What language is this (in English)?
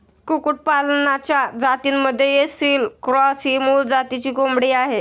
Marathi